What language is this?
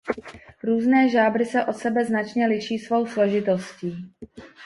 Czech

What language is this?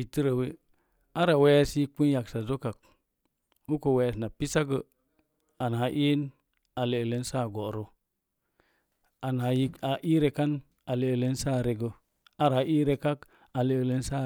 Mom Jango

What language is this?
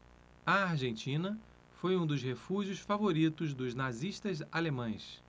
Portuguese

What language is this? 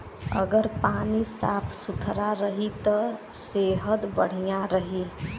Bhojpuri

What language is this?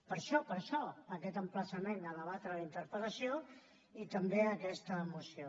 Catalan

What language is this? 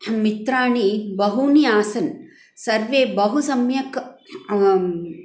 Sanskrit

